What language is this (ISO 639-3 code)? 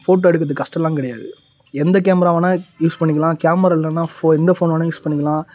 tam